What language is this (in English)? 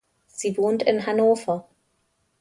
German